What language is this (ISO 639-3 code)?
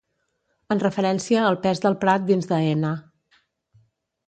cat